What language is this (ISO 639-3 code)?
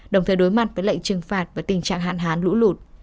vie